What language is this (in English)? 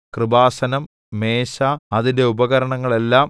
Malayalam